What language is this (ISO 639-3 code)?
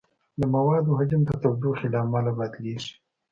pus